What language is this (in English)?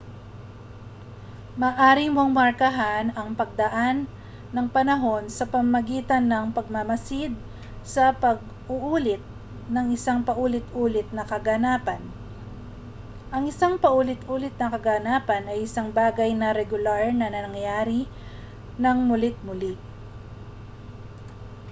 Filipino